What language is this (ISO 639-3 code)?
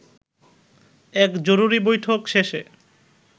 ben